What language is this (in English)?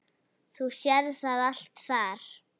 Icelandic